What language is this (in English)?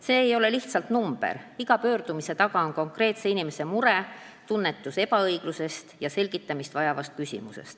Estonian